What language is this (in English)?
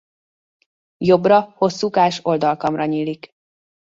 Hungarian